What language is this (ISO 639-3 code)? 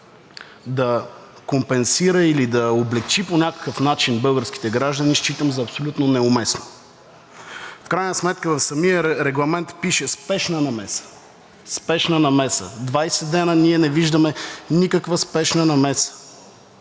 bul